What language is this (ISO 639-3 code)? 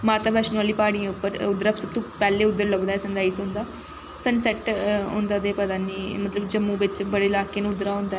doi